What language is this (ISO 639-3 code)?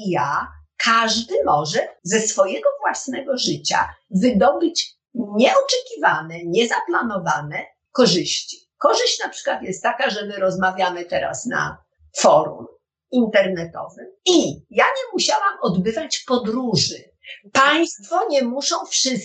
pol